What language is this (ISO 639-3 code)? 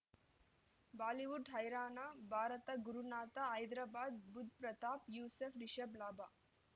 kan